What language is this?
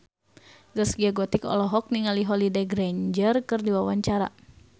Sundanese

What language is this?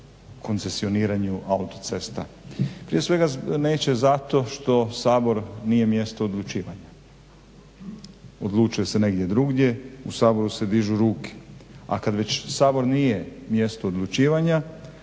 Croatian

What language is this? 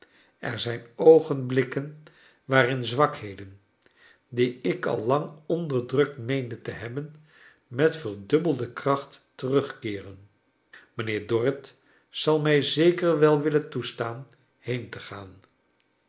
Dutch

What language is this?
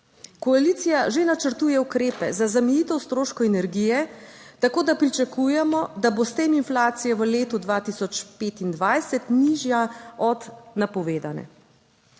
Slovenian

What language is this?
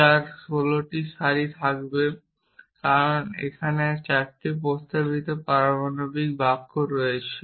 Bangla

